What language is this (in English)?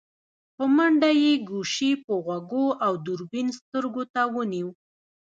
Pashto